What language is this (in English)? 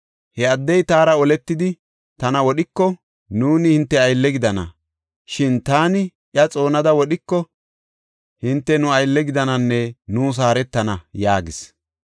Gofa